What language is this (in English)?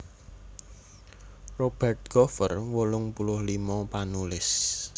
Javanese